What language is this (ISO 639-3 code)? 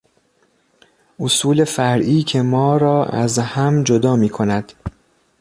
fas